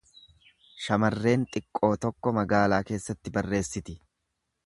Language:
Oromo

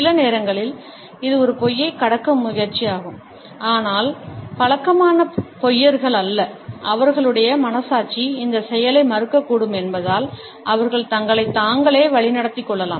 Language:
Tamil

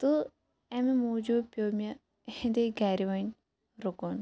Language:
Kashmiri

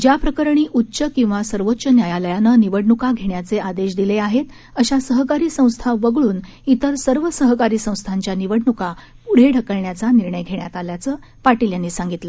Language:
Marathi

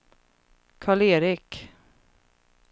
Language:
Swedish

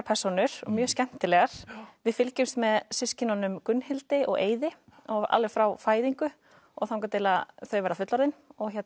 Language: Icelandic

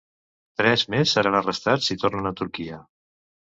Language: Catalan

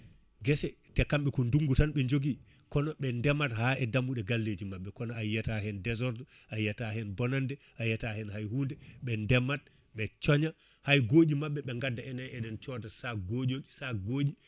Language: Fula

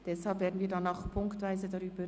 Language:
Swiss German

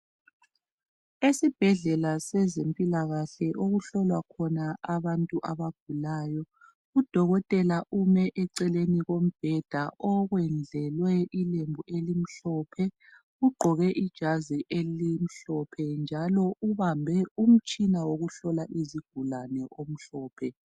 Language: North Ndebele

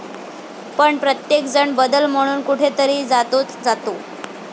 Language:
Marathi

